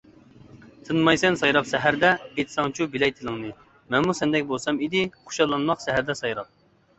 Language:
Uyghur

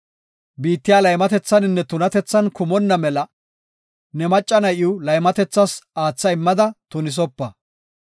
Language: Gofa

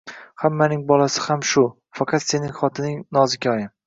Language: Uzbek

